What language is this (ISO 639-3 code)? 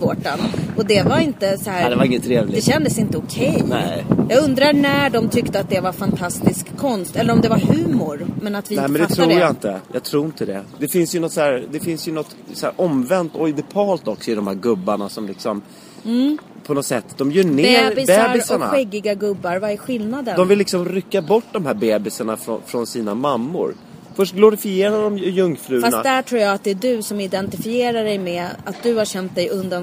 swe